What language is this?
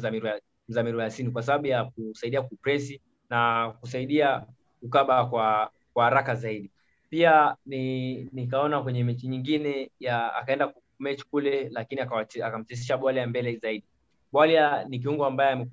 Swahili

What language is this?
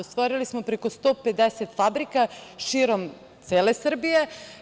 Serbian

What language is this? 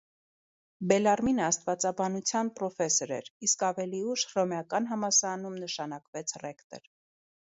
Armenian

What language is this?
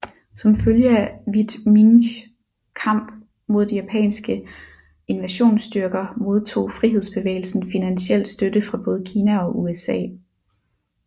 Danish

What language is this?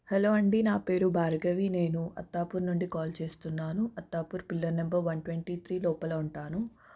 Telugu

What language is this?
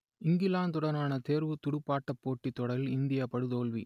Tamil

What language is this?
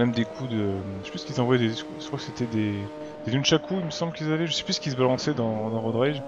French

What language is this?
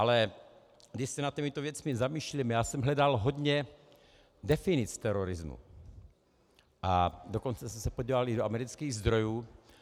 Czech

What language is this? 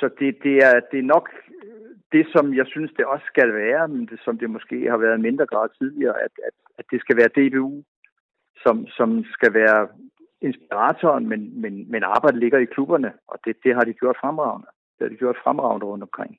Danish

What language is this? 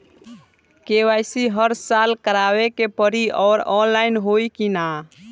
Bhojpuri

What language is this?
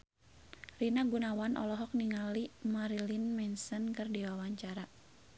Sundanese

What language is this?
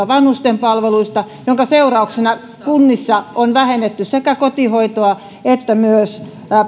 Finnish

